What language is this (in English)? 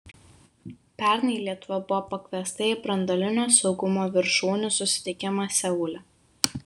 Lithuanian